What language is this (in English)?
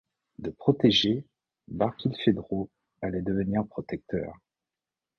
French